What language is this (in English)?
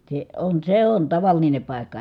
Finnish